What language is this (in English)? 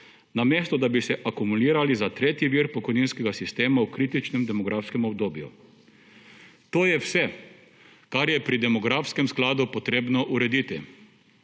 Slovenian